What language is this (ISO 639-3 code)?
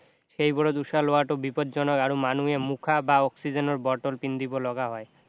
asm